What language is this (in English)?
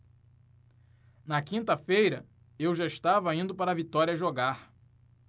Portuguese